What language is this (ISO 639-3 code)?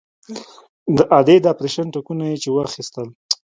pus